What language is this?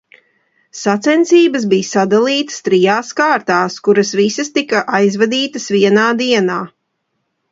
Latvian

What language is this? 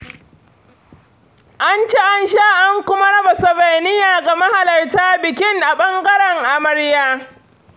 Hausa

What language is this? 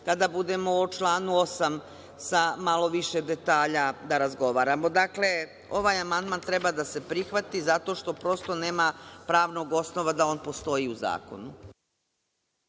Serbian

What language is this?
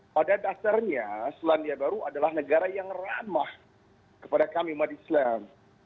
Indonesian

